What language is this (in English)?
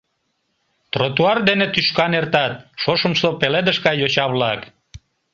Mari